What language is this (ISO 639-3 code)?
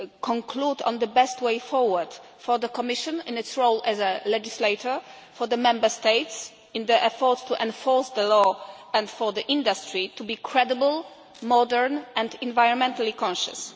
eng